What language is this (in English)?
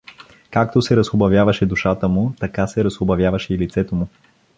Bulgarian